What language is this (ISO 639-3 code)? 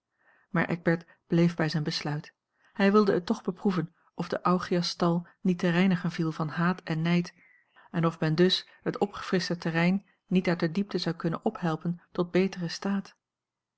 nld